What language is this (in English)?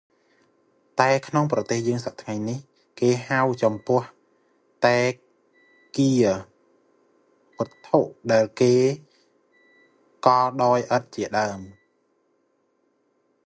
Khmer